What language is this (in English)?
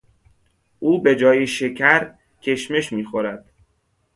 Persian